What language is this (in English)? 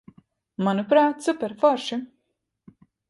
Latvian